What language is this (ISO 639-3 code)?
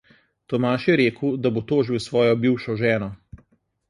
slv